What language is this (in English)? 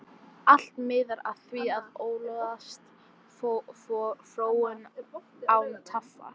Icelandic